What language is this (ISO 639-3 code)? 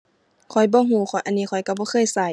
tha